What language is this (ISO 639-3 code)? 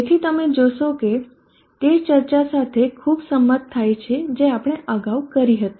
guj